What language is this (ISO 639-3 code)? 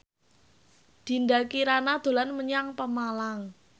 jav